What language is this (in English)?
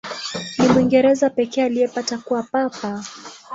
Swahili